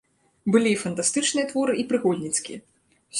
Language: Belarusian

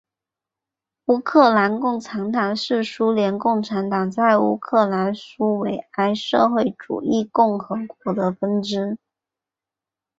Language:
Chinese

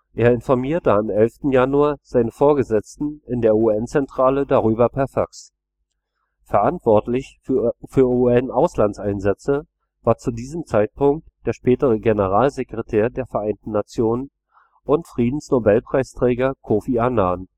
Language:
German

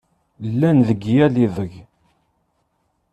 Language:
Kabyle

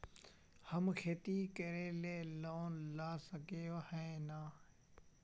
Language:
Magahi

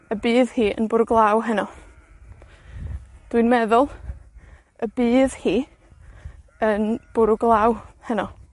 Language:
Welsh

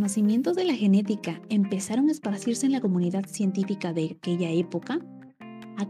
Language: Spanish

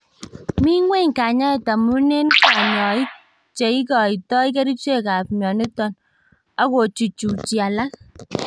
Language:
Kalenjin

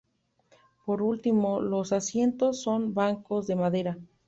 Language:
Spanish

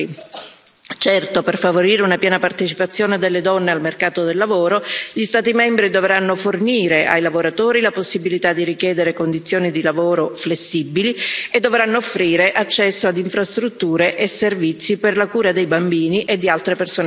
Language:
Italian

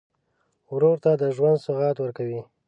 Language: Pashto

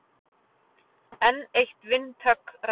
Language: Icelandic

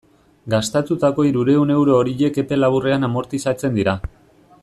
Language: Basque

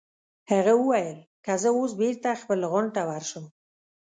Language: Pashto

